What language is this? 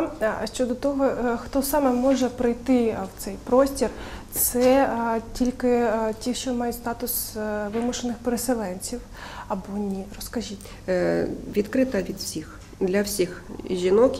Ukrainian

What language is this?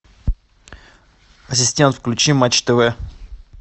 Russian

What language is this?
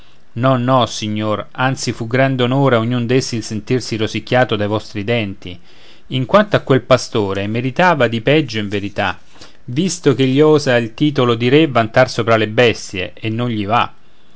Italian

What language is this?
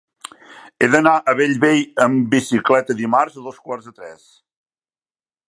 Catalan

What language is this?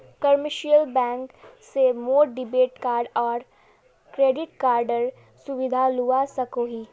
Magahi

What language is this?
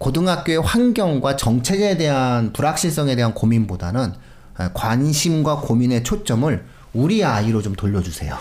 Korean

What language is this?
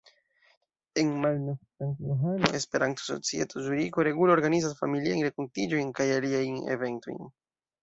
Esperanto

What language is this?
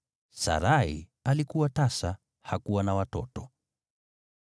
Swahili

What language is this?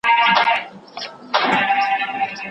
Pashto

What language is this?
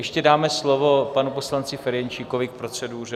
Czech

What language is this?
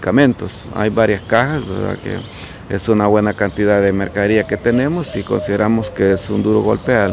Spanish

